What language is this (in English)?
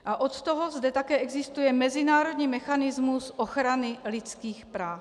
Czech